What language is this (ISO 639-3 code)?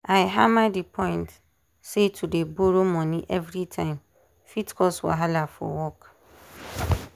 pcm